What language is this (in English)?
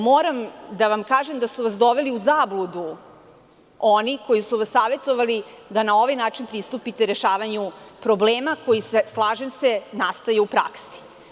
Serbian